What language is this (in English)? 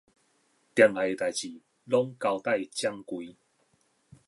Min Nan Chinese